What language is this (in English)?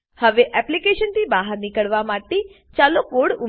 Gujarati